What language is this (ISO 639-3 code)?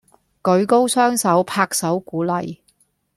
yue